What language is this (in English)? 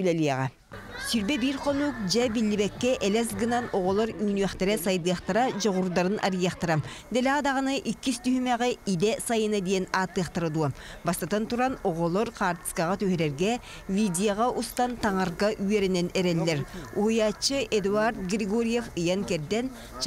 Turkish